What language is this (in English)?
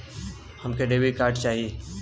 Bhojpuri